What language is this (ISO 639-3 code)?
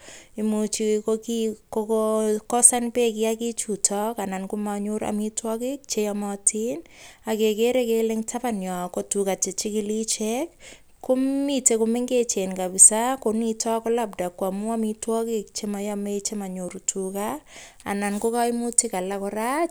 kln